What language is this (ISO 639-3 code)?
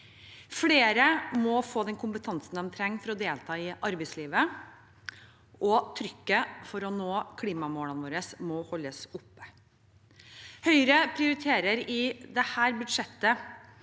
nor